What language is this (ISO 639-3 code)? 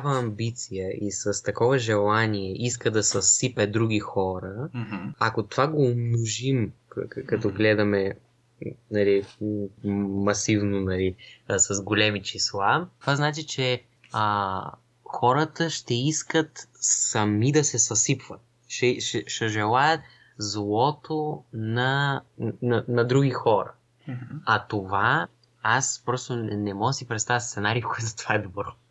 bul